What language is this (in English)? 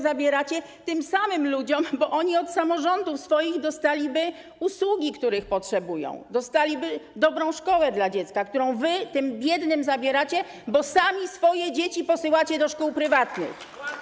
Polish